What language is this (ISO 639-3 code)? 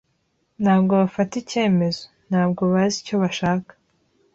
kin